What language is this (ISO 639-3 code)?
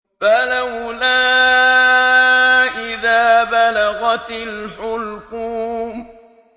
ara